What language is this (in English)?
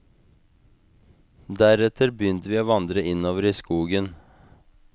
Norwegian